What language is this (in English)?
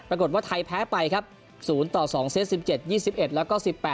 Thai